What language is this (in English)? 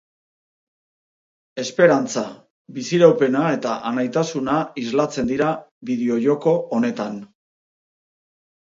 Basque